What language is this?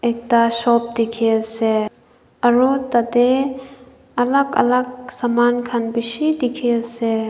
Naga Pidgin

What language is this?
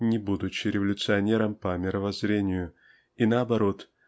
Russian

